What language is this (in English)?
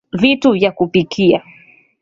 Swahili